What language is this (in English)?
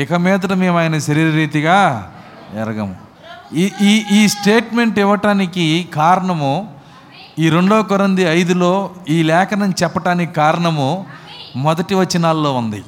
Telugu